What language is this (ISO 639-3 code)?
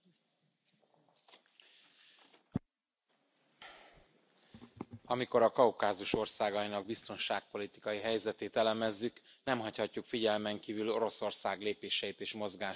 hun